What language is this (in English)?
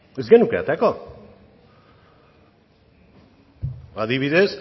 Basque